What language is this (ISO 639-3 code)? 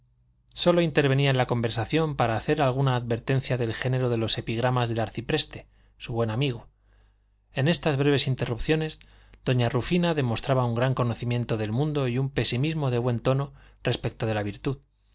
spa